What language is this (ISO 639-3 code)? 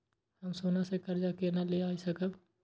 mai